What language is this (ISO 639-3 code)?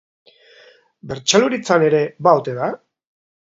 eus